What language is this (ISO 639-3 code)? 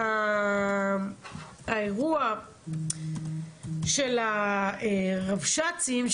heb